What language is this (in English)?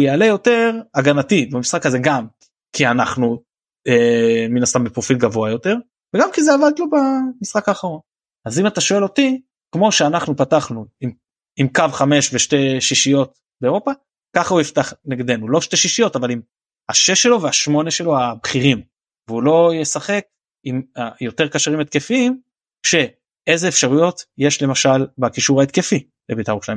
Hebrew